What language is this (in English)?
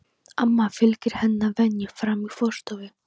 Icelandic